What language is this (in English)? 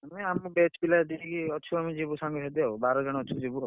Odia